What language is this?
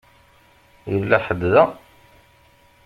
Kabyle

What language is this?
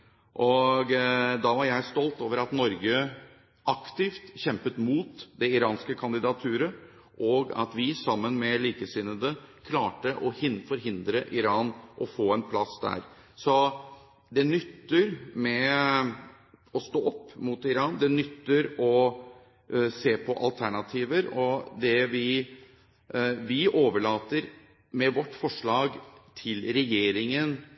Norwegian Bokmål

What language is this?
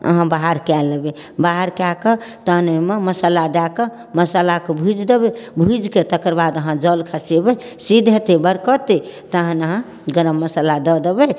Maithili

